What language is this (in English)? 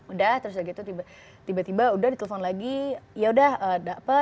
Indonesian